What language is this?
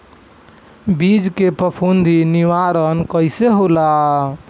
Bhojpuri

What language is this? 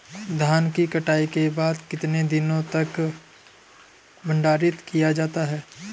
Hindi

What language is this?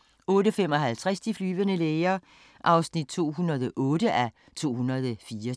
Danish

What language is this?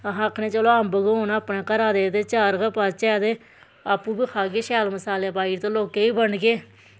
Dogri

